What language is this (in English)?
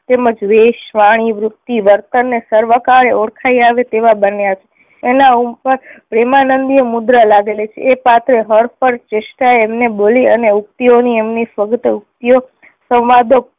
Gujarati